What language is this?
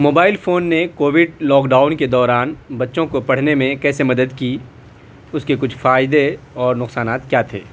Urdu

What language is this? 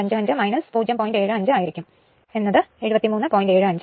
Malayalam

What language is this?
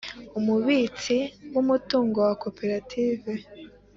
Kinyarwanda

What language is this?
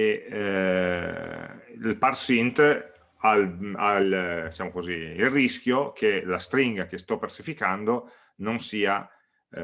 Italian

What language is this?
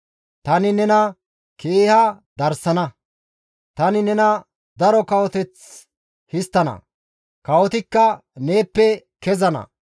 Gamo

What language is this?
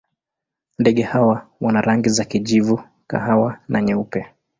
Swahili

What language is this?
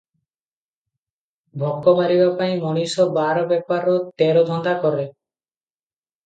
Odia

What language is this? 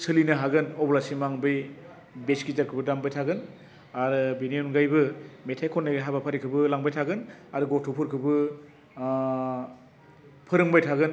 Bodo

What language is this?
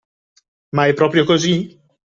Italian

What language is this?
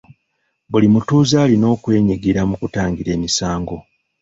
Ganda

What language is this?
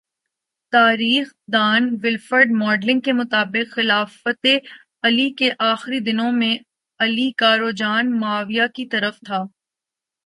Urdu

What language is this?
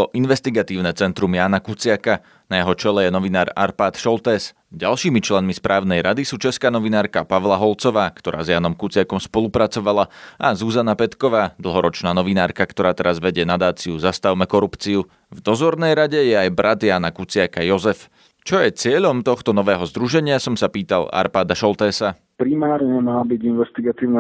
Slovak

